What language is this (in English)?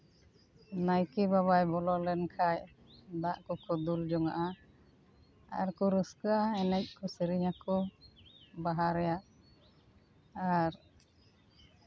Santali